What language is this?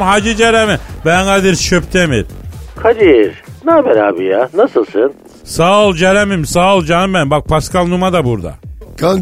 Turkish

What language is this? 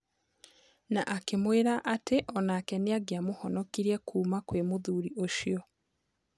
Kikuyu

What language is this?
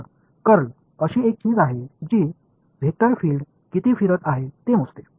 Marathi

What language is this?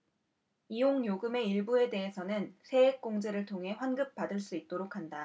Korean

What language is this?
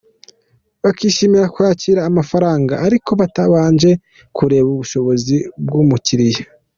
Kinyarwanda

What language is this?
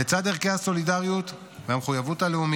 Hebrew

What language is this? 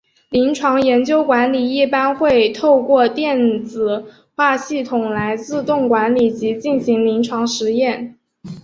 Chinese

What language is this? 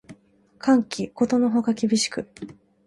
Japanese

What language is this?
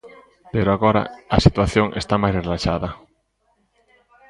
Galician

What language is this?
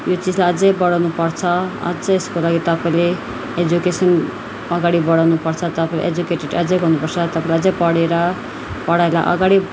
Nepali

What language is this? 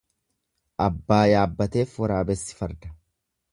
Oromo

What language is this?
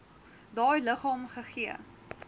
Afrikaans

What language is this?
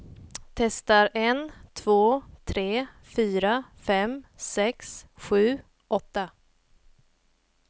Swedish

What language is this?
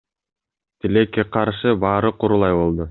Kyrgyz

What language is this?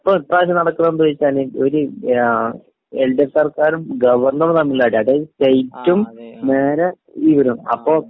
Malayalam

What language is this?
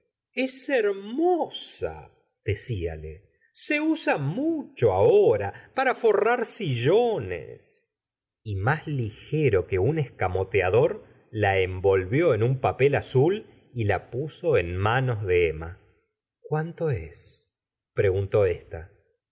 Spanish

